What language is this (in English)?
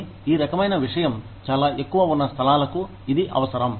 Telugu